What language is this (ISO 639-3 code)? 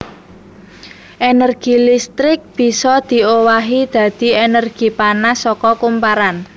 jav